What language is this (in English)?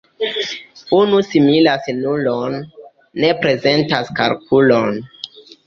Esperanto